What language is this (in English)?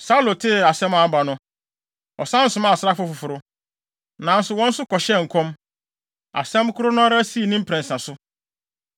Akan